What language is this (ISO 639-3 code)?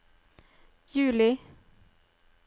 nor